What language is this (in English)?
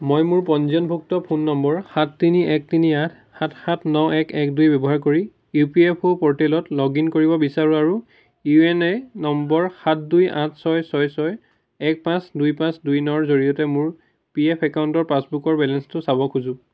Assamese